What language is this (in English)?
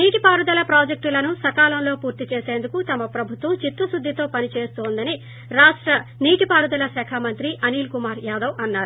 Telugu